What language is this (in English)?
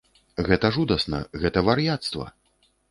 Belarusian